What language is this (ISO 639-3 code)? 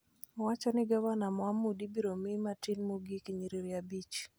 luo